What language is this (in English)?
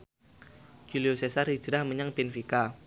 Javanese